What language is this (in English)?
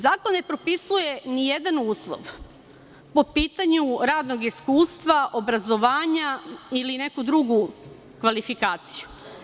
Serbian